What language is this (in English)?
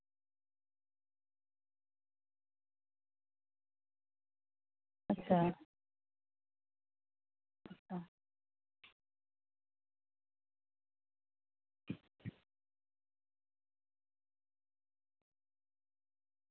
Santali